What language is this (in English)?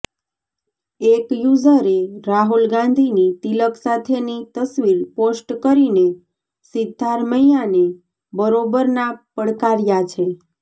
Gujarati